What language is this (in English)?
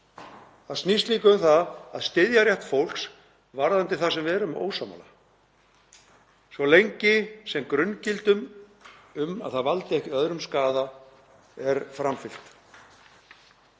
Icelandic